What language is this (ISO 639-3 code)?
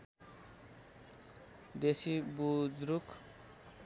nep